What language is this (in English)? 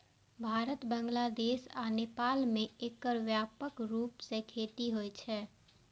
Maithili